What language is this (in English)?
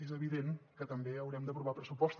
Catalan